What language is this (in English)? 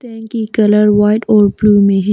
Hindi